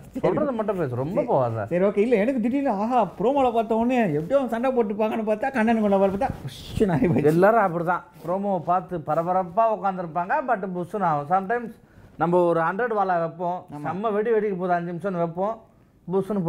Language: Tamil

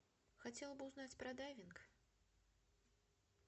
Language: Russian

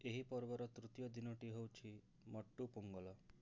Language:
Odia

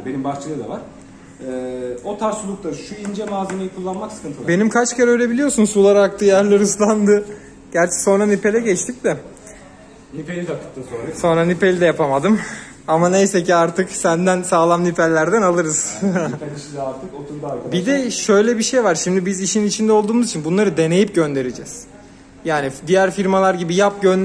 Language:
Turkish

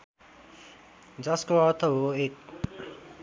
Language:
Nepali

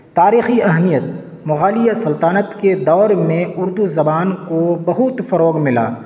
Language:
Urdu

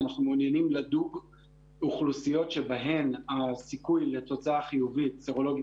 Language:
Hebrew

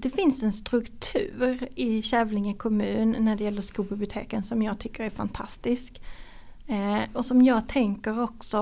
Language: Swedish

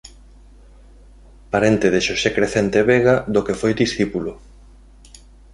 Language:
Galician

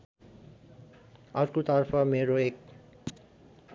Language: Nepali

